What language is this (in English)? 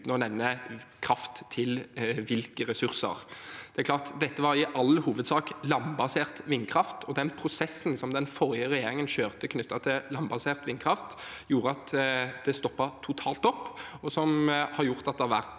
Norwegian